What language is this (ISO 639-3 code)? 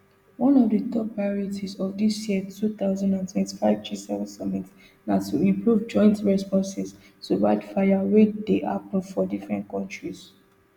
pcm